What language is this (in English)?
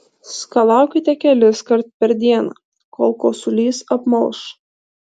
Lithuanian